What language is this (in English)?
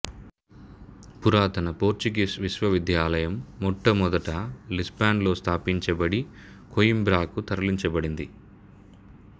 Telugu